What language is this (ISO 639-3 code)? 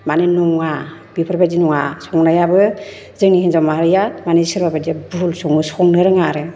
brx